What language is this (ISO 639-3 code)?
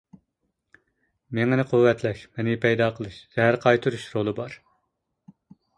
uig